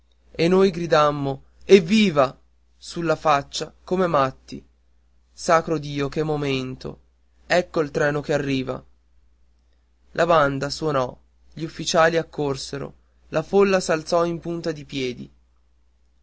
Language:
Italian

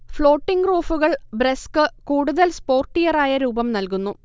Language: Malayalam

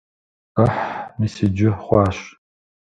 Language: Kabardian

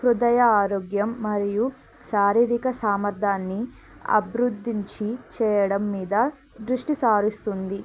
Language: Telugu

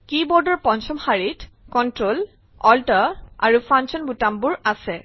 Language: Assamese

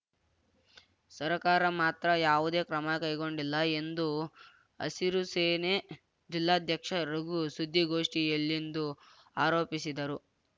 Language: Kannada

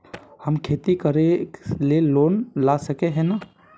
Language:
Magahi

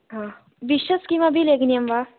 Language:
Sanskrit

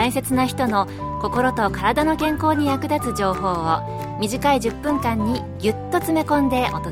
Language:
Japanese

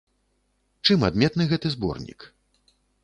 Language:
Belarusian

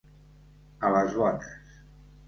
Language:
Catalan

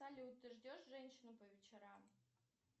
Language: Russian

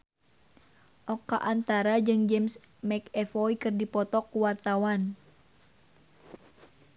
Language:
Sundanese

